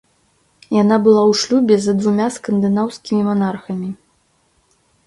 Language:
Belarusian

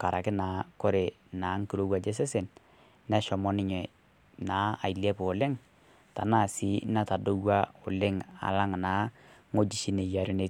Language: Masai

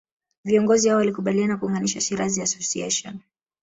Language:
Swahili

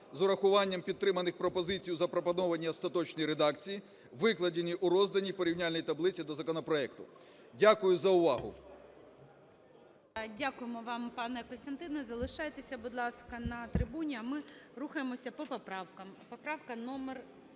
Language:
Ukrainian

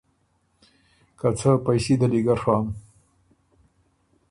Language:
Ormuri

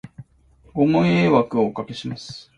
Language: Japanese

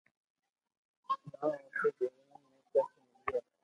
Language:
Loarki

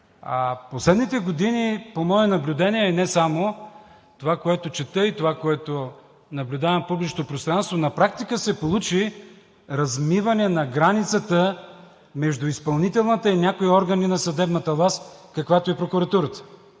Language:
Bulgarian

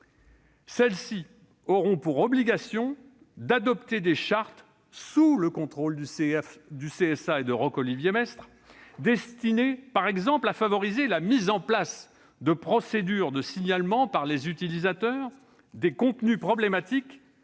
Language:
French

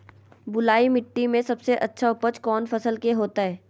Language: Magahi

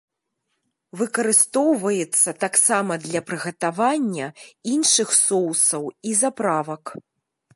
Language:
Belarusian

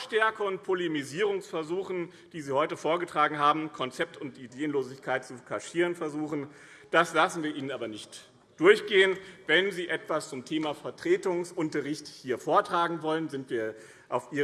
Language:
German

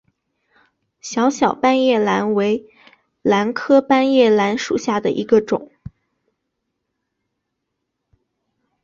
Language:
Chinese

